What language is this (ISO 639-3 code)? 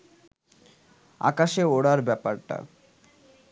ben